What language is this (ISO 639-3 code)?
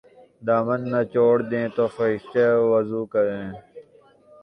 urd